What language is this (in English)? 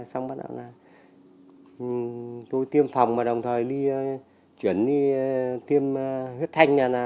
Vietnamese